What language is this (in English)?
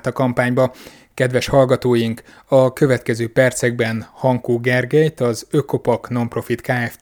Hungarian